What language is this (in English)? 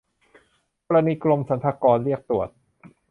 Thai